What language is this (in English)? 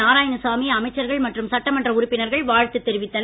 Tamil